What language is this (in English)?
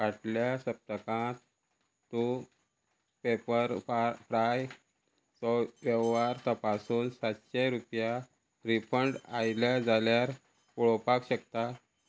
Konkani